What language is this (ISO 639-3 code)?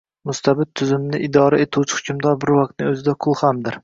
uzb